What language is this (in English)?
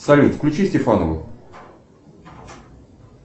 Russian